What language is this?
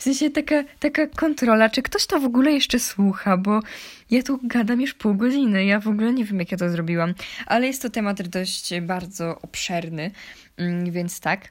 Polish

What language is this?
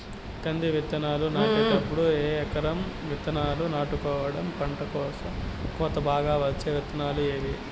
Telugu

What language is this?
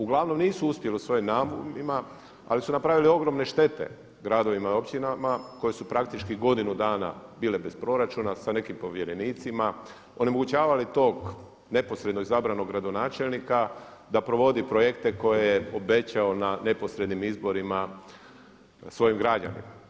Croatian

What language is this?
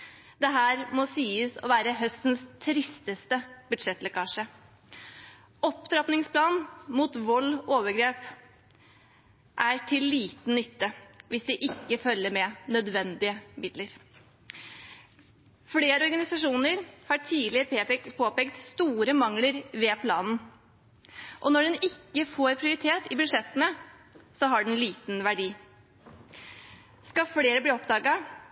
Norwegian Bokmål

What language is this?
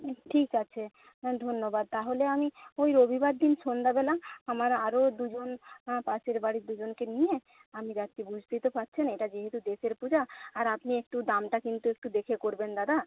Bangla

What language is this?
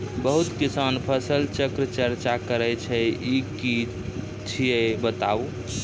Maithili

